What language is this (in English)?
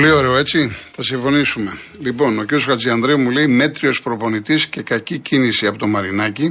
Greek